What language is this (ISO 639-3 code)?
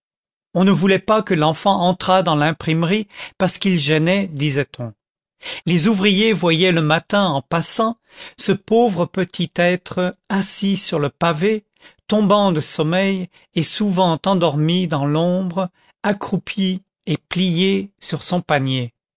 fra